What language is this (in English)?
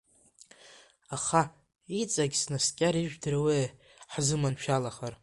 Abkhazian